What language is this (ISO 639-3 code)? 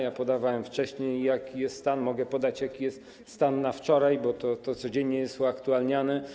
pol